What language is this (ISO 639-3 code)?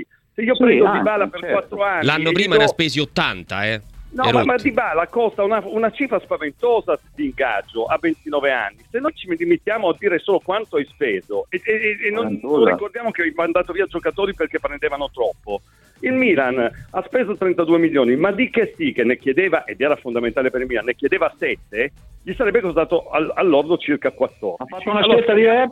ita